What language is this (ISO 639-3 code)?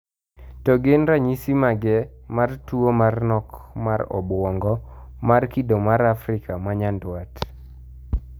luo